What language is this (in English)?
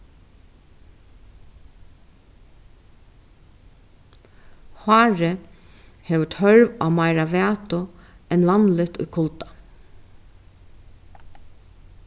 Faroese